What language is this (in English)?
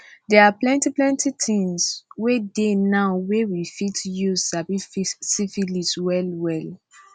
Nigerian Pidgin